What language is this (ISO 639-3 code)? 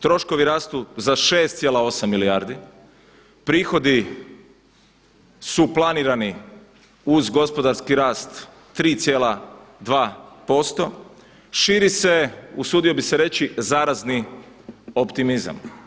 hrv